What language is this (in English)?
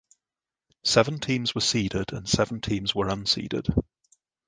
English